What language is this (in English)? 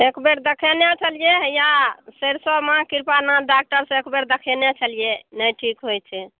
Maithili